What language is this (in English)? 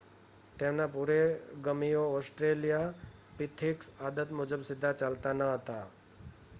Gujarati